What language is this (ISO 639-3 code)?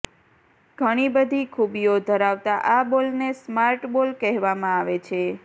guj